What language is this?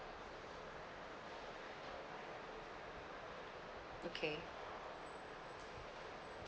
English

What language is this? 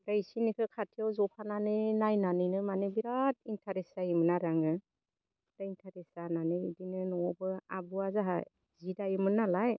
Bodo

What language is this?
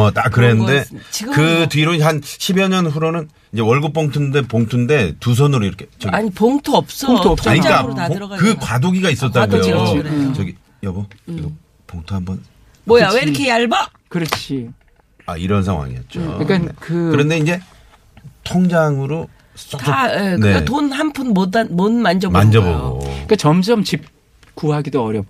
Korean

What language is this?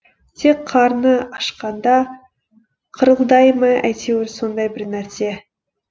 Kazakh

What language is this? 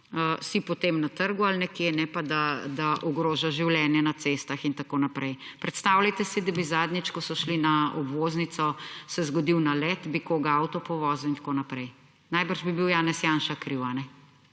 Slovenian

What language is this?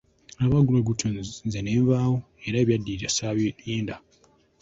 Ganda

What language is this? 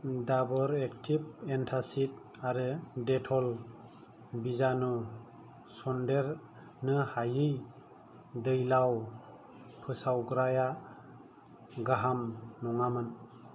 Bodo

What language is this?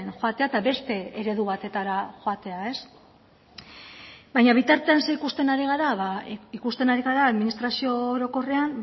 Basque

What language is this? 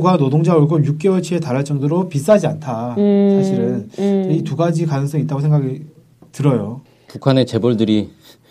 Korean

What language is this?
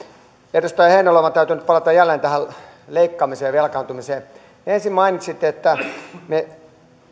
Finnish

